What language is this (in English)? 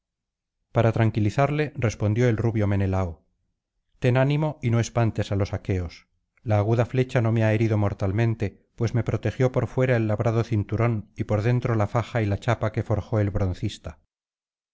Spanish